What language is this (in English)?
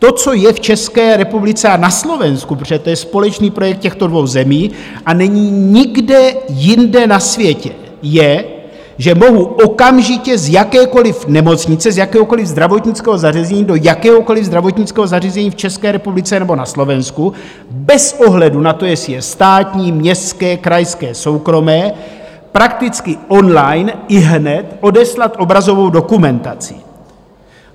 Czech